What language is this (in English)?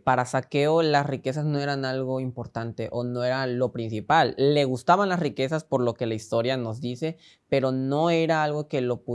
Spanish